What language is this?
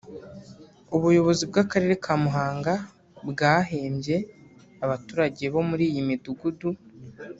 Kinyarwanda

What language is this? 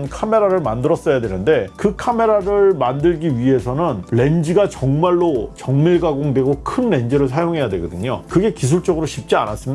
Korean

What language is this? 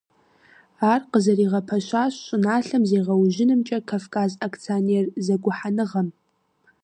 Kabardian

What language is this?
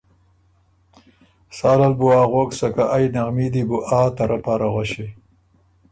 Ormuri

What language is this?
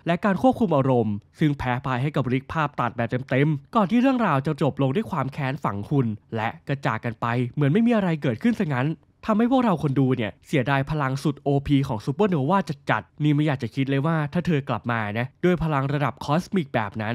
Thai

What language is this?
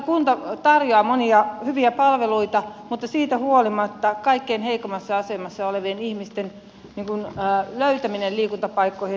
Finnish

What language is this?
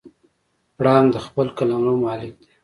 Pashto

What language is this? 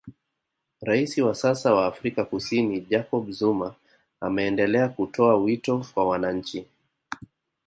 Swahili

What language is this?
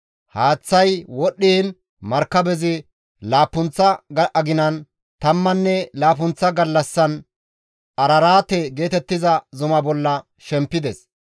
Gamo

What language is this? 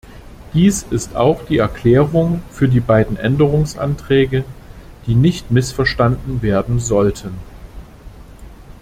German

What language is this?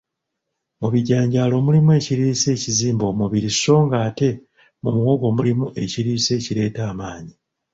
Ganda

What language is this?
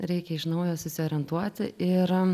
Lithuanian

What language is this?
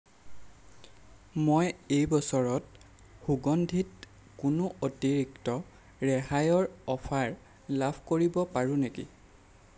Assamese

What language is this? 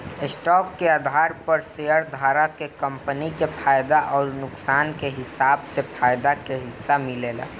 Bhojpuri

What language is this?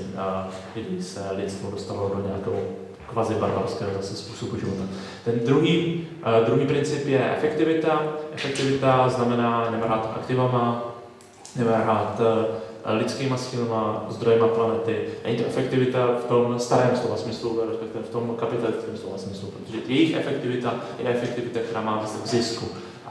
Czech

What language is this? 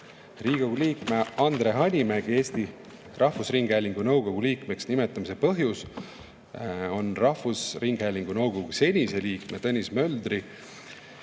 Estonian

